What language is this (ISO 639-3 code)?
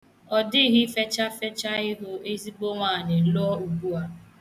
ibo